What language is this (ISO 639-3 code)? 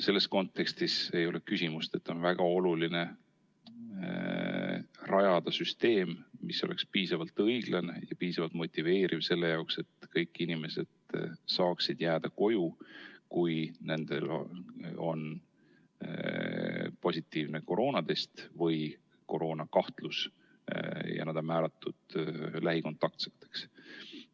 est